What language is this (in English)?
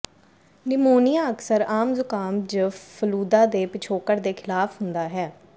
Punjabi